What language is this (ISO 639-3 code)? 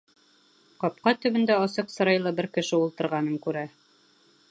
bak